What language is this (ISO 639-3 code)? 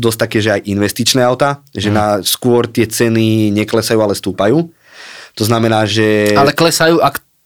slk